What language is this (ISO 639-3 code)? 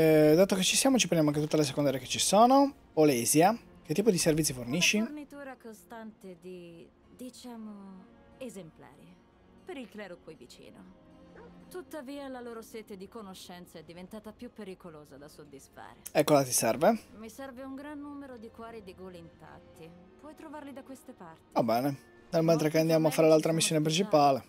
ita